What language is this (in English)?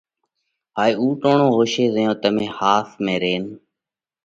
Parkari Koli